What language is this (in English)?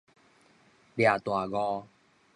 Min Nan Chinese